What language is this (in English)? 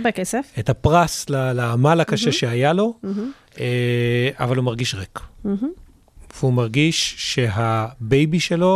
Hebrew